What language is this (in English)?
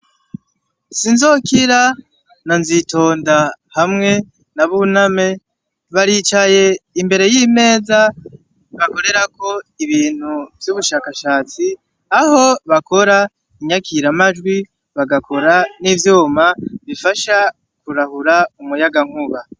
Rundi